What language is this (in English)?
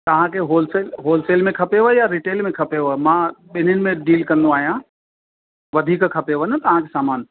Sindhi